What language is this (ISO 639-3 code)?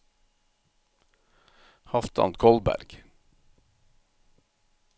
nor